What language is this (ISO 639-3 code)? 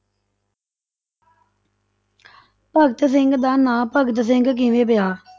pan